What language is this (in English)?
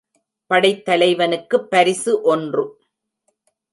Tamil